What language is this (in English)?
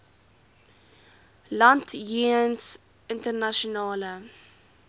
Afrikaans